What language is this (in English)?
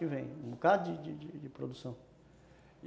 Portuguese